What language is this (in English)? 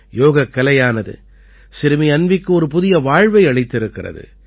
Tamil